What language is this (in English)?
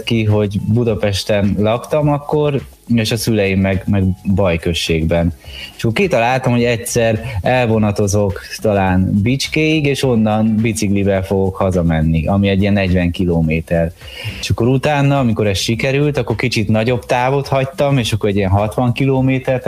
Hungarian